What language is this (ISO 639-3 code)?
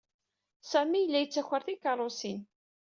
kab